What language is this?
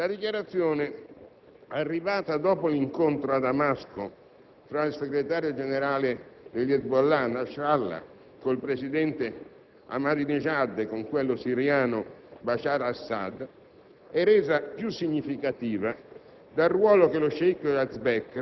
Italian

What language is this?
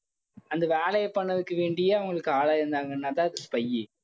Tamil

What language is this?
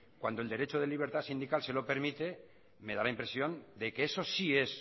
Spanish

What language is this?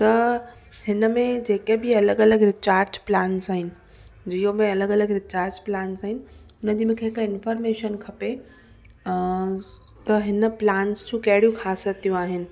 Sindhi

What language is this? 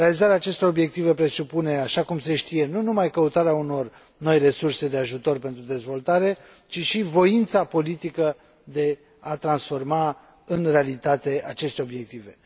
Romanian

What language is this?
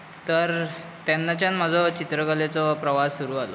Konkani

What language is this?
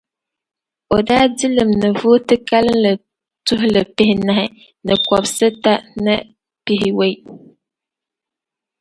Dagbani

